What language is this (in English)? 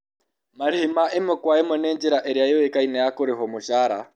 Kikuyu